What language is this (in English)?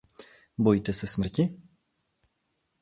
Czech